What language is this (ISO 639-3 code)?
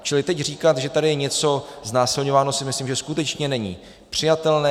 ces